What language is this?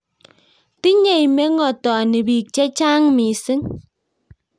Kalenjin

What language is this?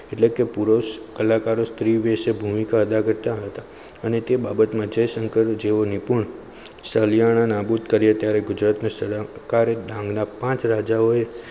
Gujarati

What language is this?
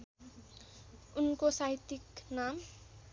Nepali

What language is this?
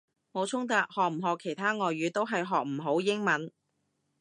Cantonese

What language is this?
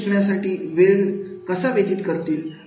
Marathi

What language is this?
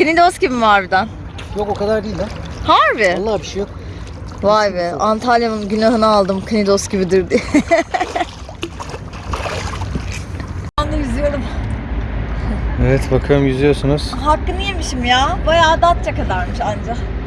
Turkish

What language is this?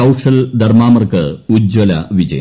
Malayalam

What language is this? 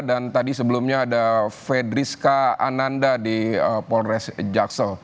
Indonesian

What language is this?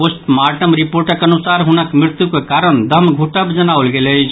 Maithili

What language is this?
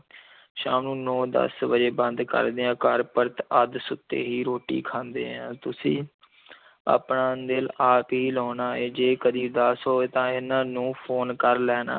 Punjabi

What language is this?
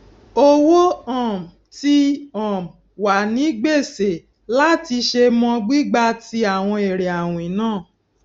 Yoruba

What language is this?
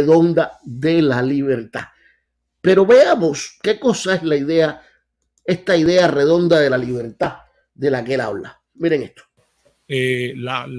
Spanish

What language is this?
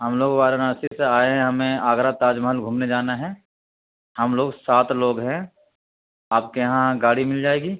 Urdu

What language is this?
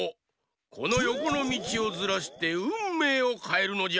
Japanese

